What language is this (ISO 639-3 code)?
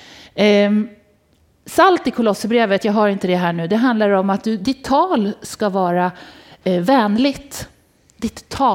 swe